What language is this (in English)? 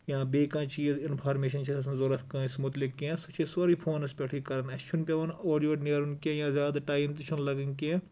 Kashmiri